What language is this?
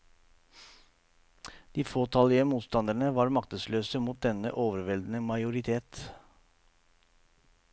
Norwegian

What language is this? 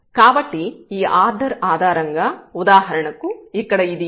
Telugu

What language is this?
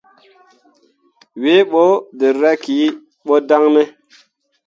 Mundang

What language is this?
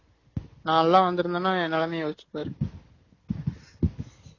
Tamil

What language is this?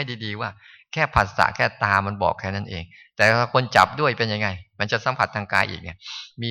Thai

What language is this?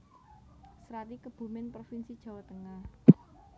Javanese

